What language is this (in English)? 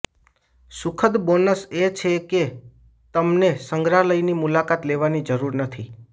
Gujarati